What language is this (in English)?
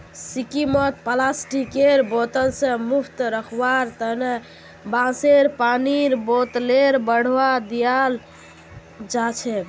Magahi